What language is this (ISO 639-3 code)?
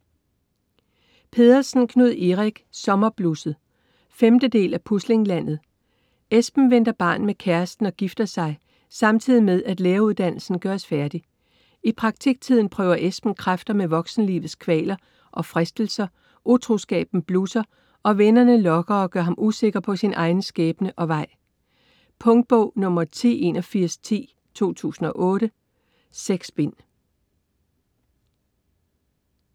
dan